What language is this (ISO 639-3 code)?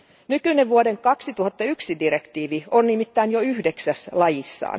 fin